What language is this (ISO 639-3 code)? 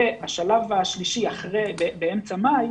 heb